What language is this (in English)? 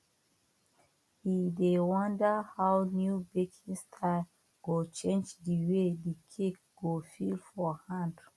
Nigerian Pidgin